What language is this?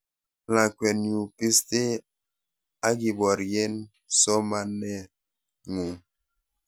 Kalenjin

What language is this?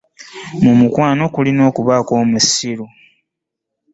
Ganda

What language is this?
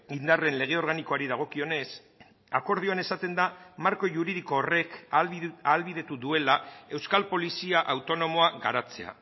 Basque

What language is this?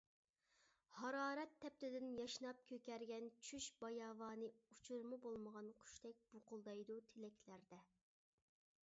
Uyghur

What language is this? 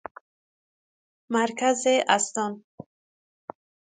Persian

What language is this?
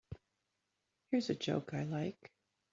English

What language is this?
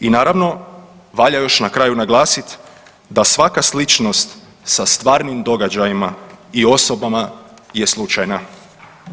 Croatian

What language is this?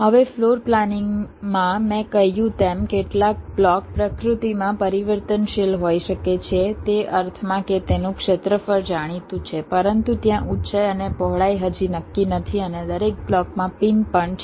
Gujarati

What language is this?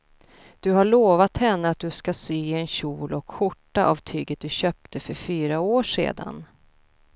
Swedish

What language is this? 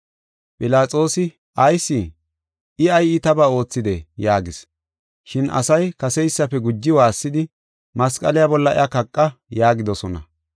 Gofa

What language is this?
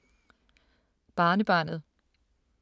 Danish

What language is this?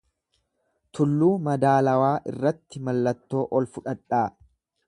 Oromo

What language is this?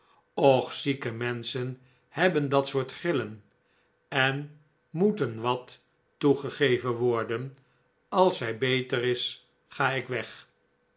Dutch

